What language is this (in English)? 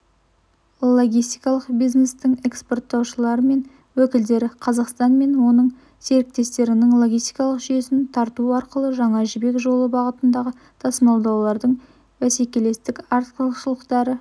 Kazakh